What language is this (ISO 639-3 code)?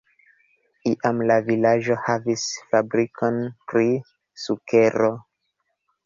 epo